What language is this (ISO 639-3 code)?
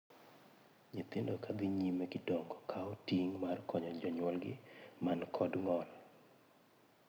luo